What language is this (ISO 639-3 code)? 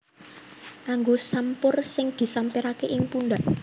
jav